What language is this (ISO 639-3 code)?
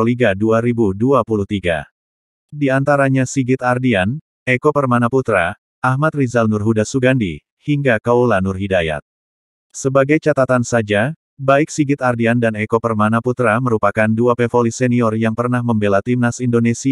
ind